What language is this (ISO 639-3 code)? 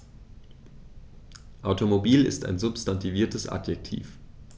deu